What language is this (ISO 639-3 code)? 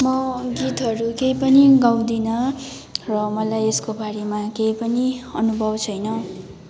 nep